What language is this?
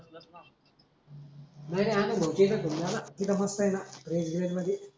Marathi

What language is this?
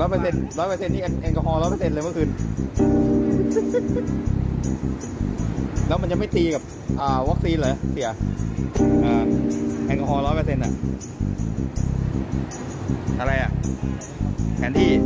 Thai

